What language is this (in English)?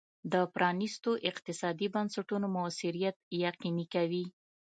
Pashto